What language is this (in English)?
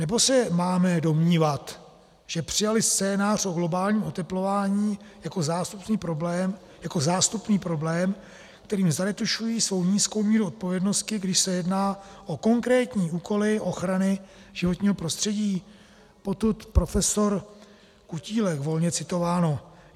Czech